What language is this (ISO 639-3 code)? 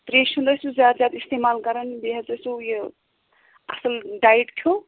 kas